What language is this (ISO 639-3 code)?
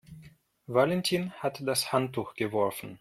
deu